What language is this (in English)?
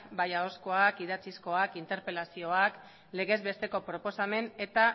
Basque